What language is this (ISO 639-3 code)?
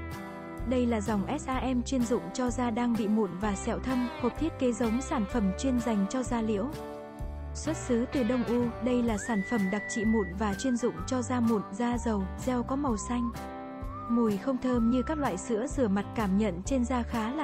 vie